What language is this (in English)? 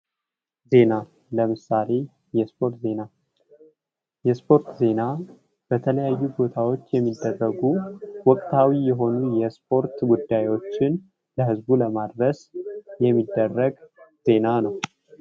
Amharic